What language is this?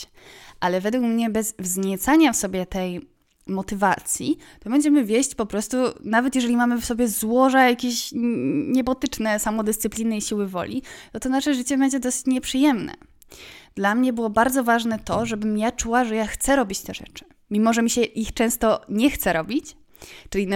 Polish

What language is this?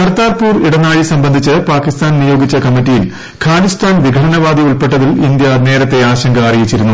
Malayalam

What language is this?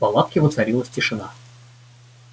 Russian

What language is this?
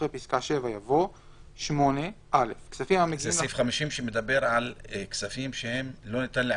Hebrew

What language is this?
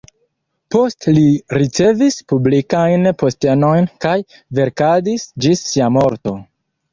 Esperanto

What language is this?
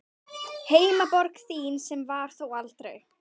Icelandic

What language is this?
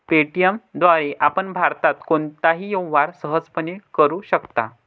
Marathi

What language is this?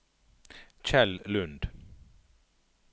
Norwegian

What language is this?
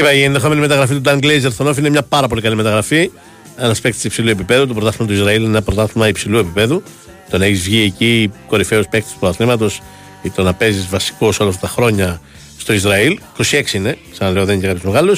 Greek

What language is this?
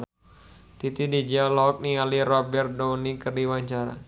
Sundanese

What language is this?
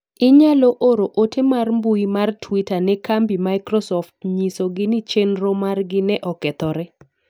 Luo (Kenya and Tanzania)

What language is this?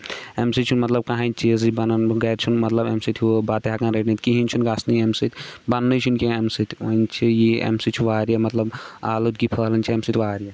Kashmiri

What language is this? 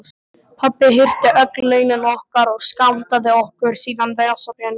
Icelandic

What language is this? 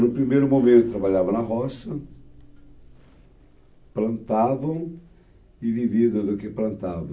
Portuguese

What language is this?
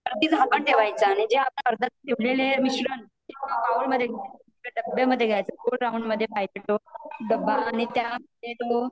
Marathi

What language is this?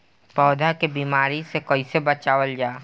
Bhojpuri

